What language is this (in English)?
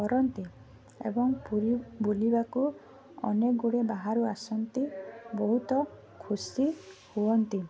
Odia